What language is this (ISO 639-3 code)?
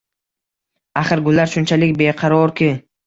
uzb